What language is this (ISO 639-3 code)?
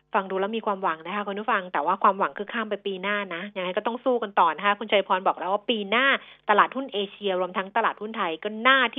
tha